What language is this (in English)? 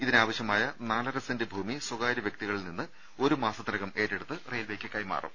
Malayalam